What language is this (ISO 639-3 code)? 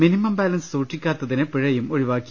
mal